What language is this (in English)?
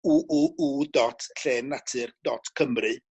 Welsh